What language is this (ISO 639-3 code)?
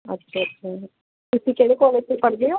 pan